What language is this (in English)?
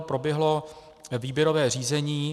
Czech